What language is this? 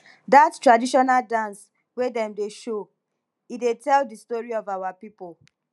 Nigerian Pidgin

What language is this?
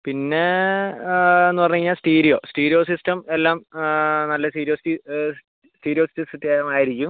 Malayalam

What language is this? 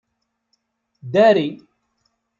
Kabyle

